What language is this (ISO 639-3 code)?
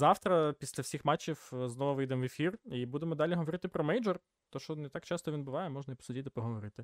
ukr